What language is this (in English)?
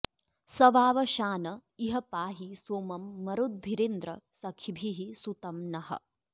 Sanskrit